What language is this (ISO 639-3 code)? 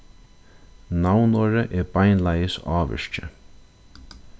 fao